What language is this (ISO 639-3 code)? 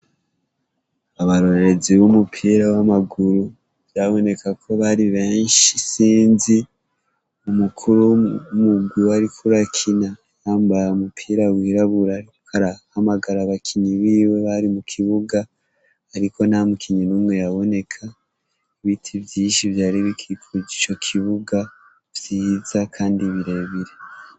run